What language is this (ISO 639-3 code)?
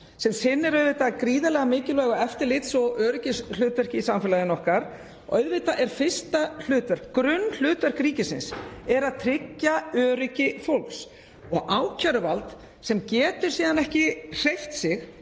isl